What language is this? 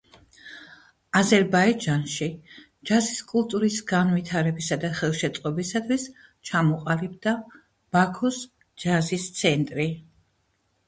Georgian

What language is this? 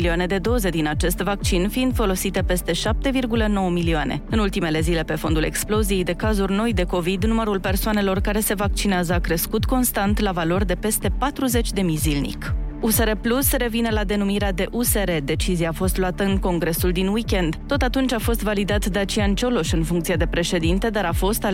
Romanian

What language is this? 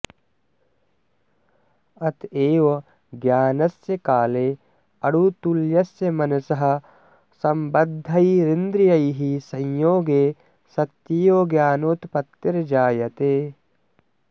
Sanskrit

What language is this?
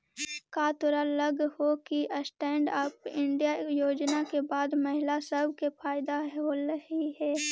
Magahi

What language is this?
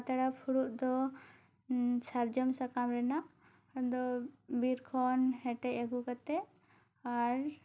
Santali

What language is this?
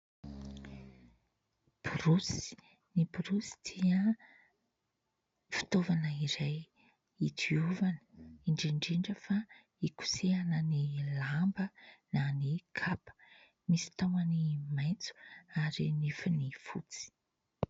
Malagasy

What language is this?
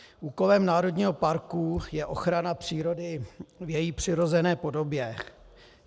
Czech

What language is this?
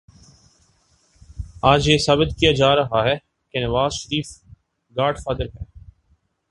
Urdu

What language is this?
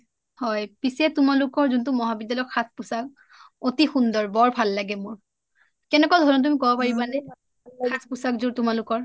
Assamese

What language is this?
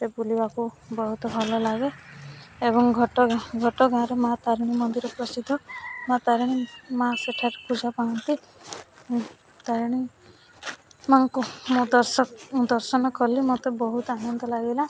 Odia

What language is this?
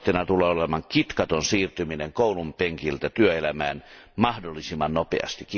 Finnish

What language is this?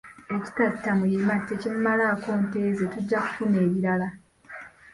Ganda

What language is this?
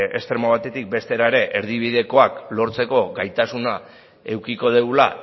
Basque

